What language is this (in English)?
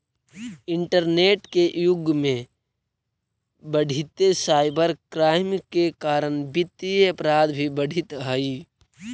Magahi